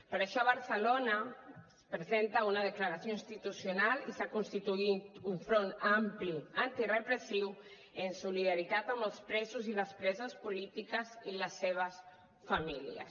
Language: Catalan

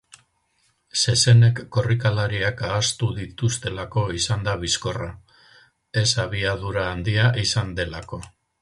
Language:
Basque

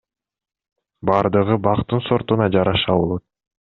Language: Kyrgyz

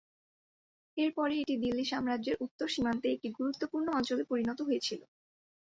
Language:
Bangla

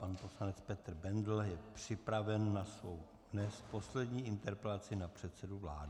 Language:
Czech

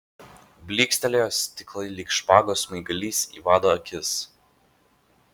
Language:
Lithuanian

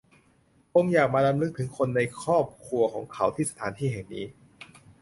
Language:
Thai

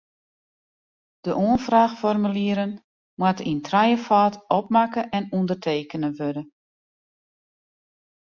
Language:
Western Frisian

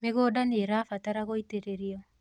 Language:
Kikuyu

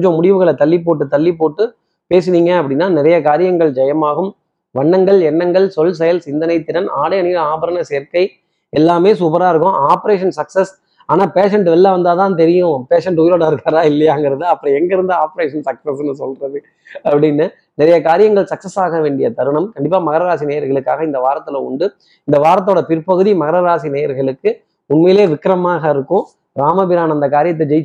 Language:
Tamil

